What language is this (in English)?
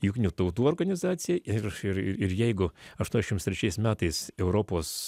Lithuanian